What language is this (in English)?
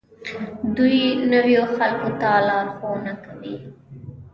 Pashto